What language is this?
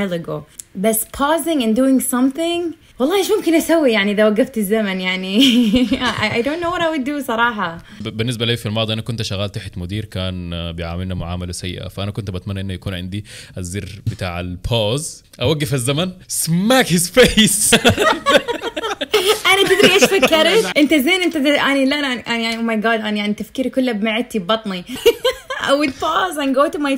Arabic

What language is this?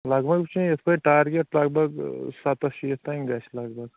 Kashmiri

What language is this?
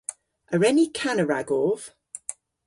Cornish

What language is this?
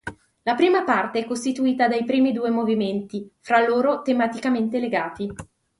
Italian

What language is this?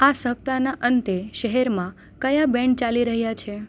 Gujarati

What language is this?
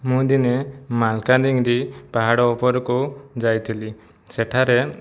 Odia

